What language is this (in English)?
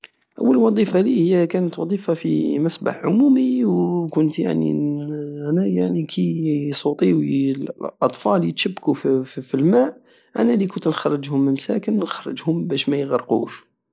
Algerian Saharan Arabic